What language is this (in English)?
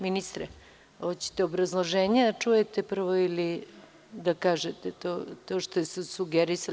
Serbian